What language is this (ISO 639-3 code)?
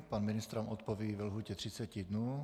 ces